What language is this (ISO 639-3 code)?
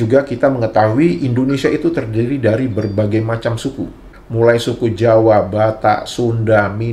ind